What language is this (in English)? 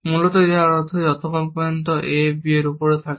Bangla